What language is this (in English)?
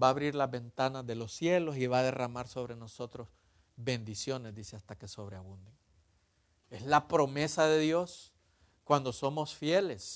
Spanish